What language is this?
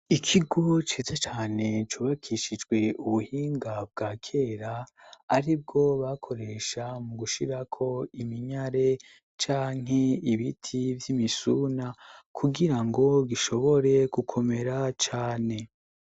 Rundi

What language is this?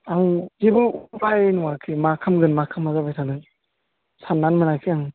Bodo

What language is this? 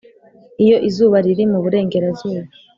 Kinyarwanda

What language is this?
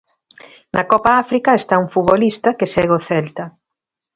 Galician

